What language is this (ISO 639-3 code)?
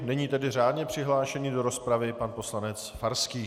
ces